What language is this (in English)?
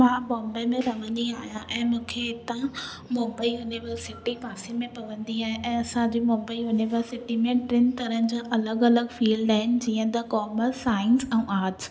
Sindhi